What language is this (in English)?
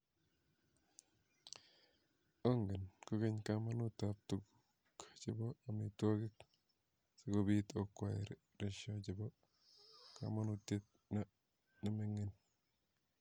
Kalenjin